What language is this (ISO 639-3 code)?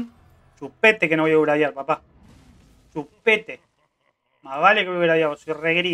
spa